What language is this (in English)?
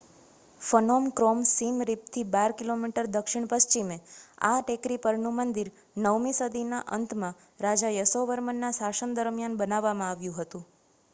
Gujarati